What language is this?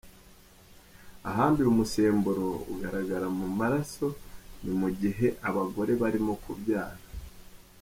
Kinyarwanda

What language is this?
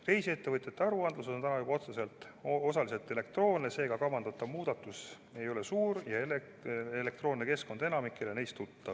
Estonian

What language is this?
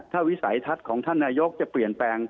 Thai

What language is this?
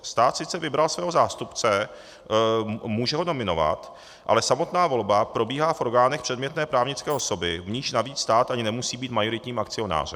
Czech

